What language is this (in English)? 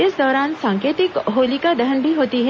Hindi